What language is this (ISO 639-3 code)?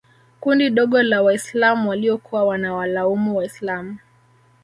swa